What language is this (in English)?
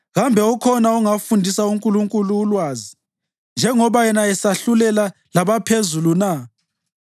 North Ndebele